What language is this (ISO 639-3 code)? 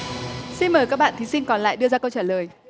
vie